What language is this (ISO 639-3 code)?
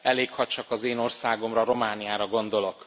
hun